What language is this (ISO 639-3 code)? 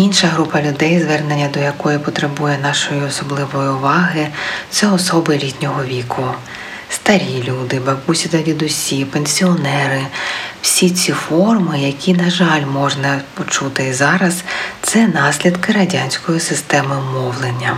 ukr